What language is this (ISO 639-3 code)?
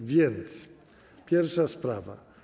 pol